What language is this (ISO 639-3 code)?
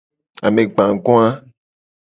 gej